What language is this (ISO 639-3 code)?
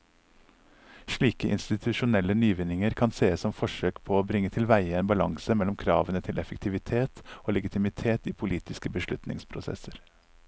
nor